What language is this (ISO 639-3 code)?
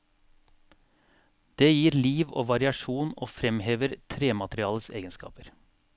nor